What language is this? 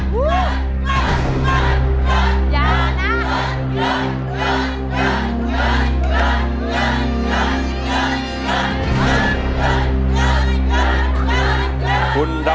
Thai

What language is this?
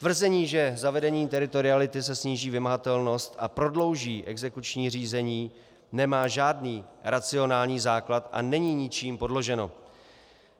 Czech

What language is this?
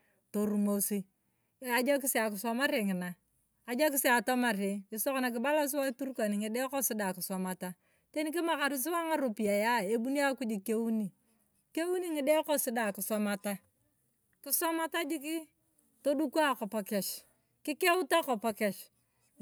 Turkana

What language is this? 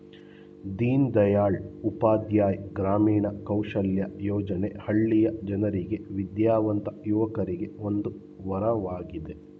Kannada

